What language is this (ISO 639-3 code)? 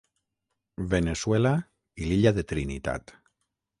cat